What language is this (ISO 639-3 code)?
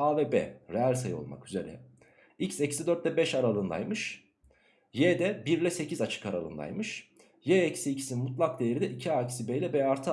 tur